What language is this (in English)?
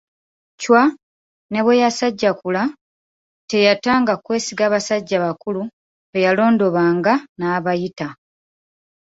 Ganda